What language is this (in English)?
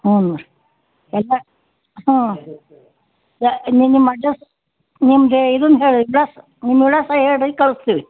Kannada